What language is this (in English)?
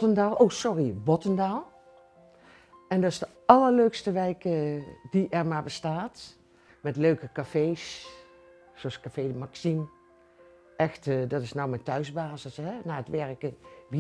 Dutch